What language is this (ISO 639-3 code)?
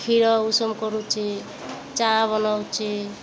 ori